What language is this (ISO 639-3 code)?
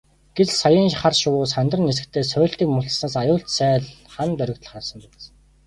mon